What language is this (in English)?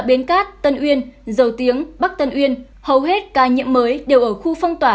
Vietnamese